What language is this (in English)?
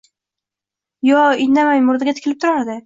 Uzbek